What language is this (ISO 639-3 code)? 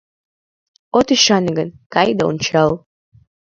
chm